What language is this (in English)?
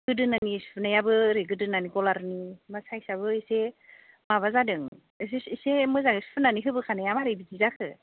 Bodo